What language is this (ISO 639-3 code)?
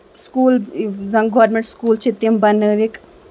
kas